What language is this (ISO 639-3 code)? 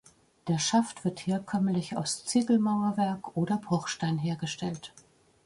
deu